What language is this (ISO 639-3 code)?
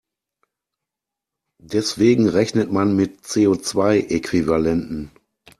deu